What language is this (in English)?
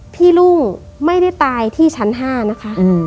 Thai